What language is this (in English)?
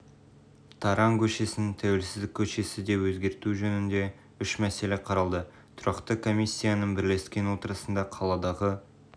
Kazakh